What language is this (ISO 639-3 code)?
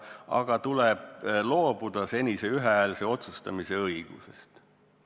est